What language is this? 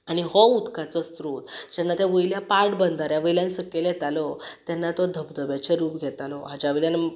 Konkani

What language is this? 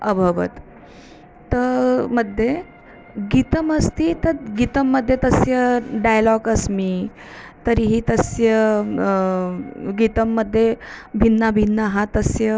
Sanskrit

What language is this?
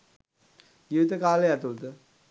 Sinhala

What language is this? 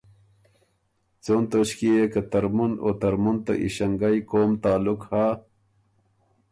Ormuri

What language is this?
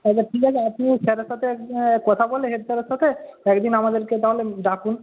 Bangla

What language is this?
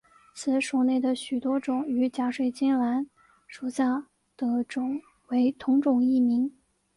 Chinese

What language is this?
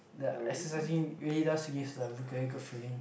English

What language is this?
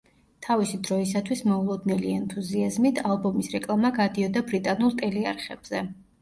Georgian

